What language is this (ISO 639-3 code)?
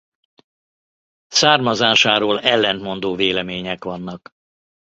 hun